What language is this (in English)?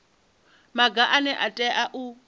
Venda